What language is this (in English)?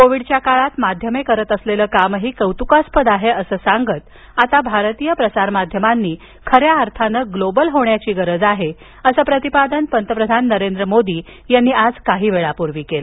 Marathi